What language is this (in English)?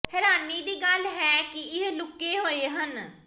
Punjabi